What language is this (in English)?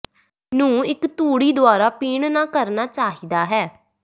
Punjabi